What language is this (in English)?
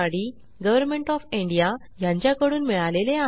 Marathi